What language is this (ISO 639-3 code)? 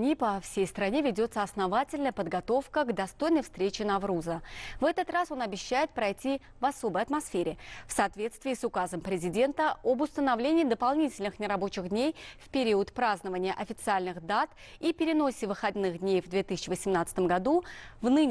rus